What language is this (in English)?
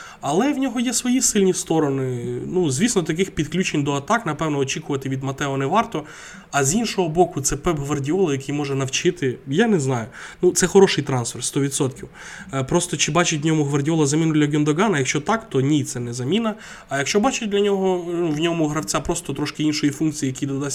Ukrainian